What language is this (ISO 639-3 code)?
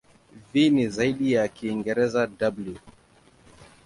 swa